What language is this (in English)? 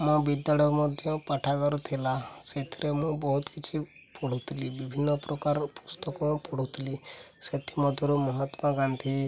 Odia